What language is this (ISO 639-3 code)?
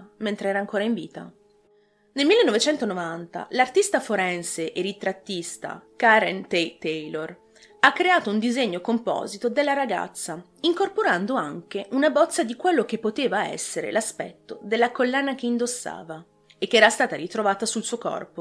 ita